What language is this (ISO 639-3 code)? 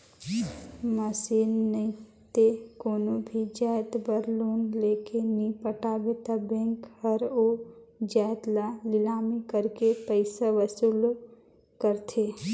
hne